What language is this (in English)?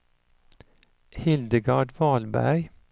Swedish